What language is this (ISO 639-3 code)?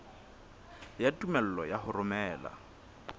sot